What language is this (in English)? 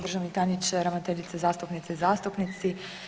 Croatian